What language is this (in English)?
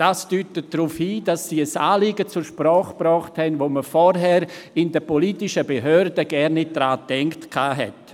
Swiss German